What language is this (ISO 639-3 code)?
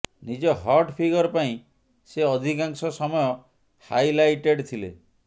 ori